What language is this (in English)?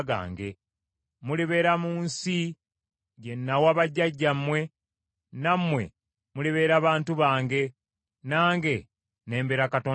Ganda